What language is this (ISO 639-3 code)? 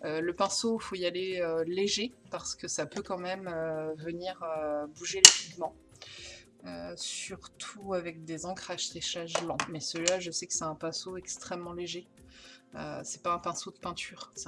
fra